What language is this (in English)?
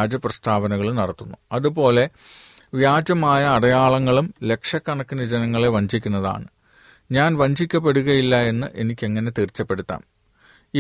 Malayalam